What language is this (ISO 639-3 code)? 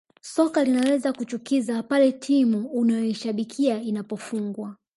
swa